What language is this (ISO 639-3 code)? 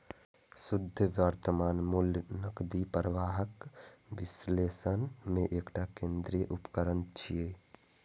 mai